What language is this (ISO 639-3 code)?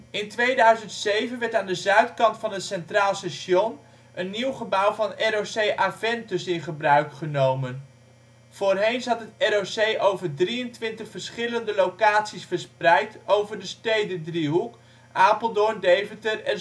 nld